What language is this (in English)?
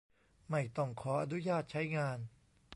Thai